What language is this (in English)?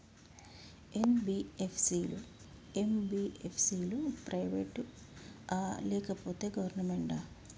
Telugu